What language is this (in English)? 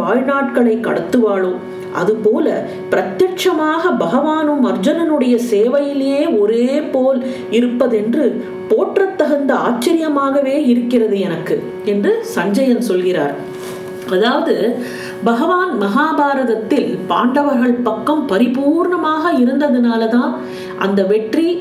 Tamil